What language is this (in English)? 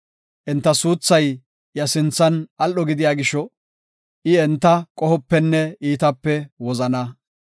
Gofa